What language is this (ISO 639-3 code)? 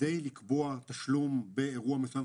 heb